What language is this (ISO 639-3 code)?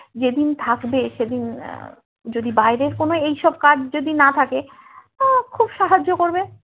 ben